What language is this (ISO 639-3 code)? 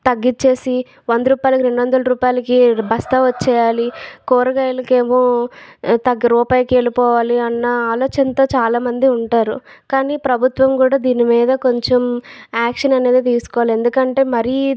tel